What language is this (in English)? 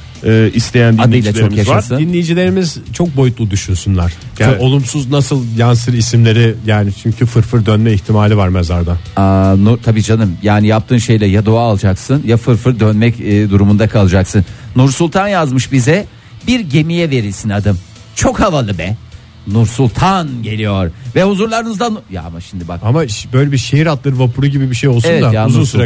Turkish